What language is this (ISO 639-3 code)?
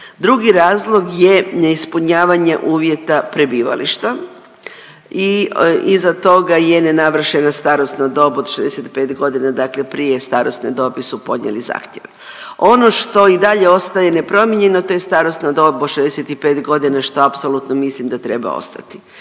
hrv